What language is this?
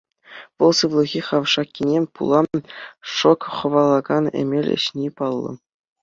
Chuvash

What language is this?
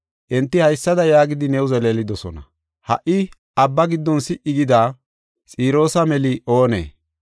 Gofa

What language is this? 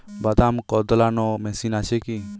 Bangla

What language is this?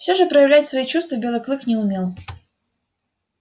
Russian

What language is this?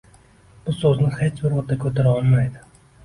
Uzbek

